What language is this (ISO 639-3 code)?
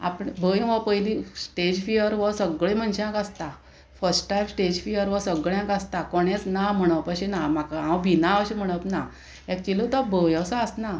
kok